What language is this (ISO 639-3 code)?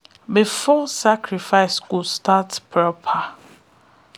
pcm